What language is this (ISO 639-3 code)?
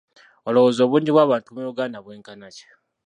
lug